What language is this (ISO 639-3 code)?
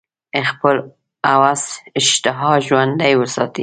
pus